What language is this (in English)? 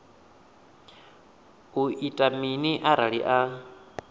Venda